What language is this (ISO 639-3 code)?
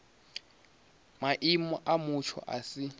ven